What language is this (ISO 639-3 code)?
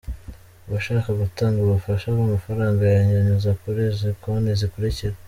kin